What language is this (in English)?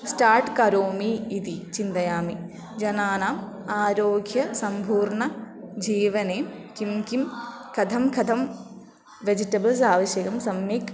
Sanskrit